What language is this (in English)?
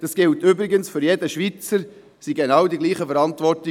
Swiss German